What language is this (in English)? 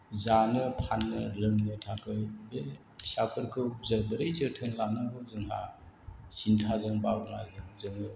Bodo